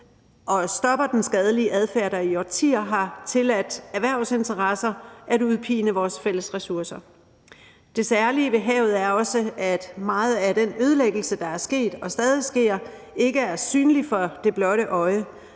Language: Danish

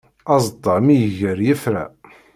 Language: Kabyle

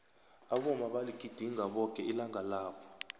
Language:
South Ndebele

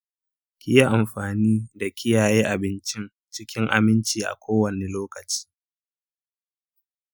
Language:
Hausa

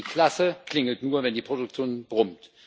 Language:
German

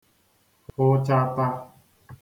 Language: Igbo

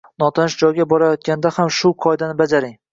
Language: Uzbek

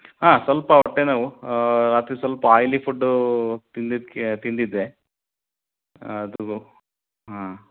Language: Kannada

